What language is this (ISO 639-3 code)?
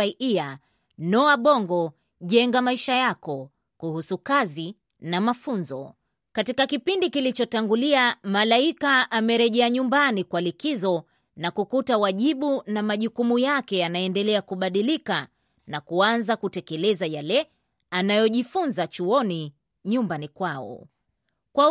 swa